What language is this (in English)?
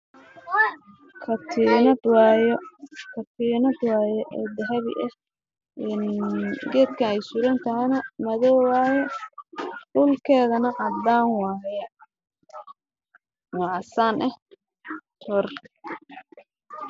Somali